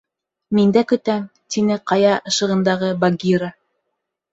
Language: Bashkir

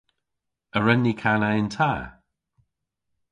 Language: Cornish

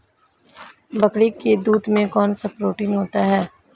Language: Hindi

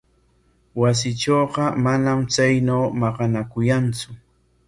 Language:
Corongo Ancash Quechua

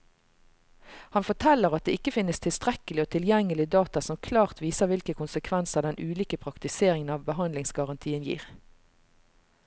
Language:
Norwegian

